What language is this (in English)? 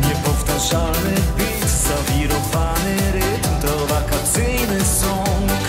Polish